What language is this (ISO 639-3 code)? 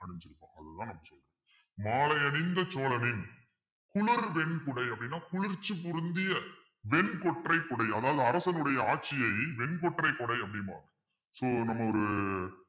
tam